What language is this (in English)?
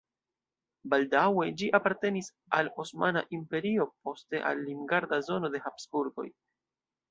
Esperanto